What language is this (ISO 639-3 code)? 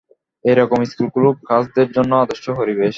ben